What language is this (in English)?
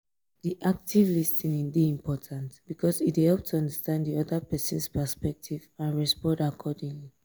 Nigerian Pidgin